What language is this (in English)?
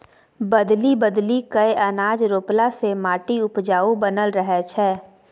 Maithili